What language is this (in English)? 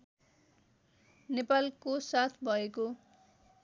Nepali